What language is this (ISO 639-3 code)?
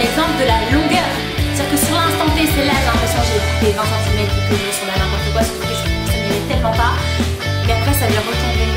fra